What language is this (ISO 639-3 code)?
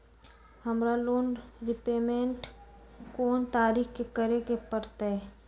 mag